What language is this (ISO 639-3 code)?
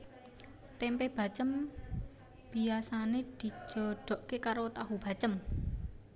jav